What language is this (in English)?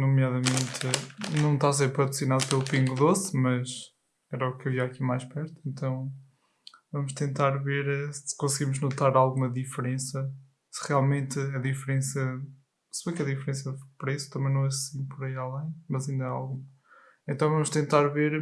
Portuguese